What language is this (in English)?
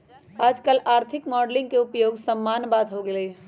Magahi